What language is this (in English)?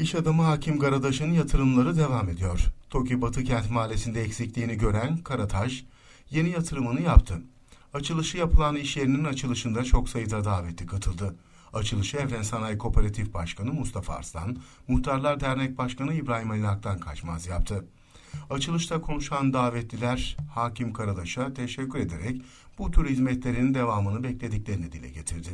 Turkish